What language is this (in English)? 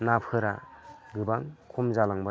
Bodo